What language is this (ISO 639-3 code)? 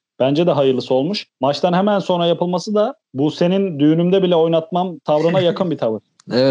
tur